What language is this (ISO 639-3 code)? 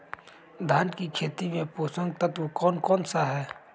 mag